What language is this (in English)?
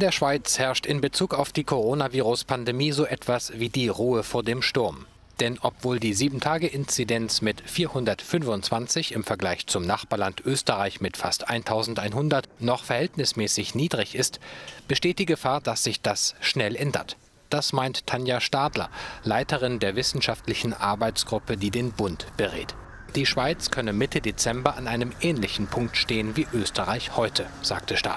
German